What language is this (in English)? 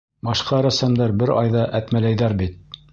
Bashkir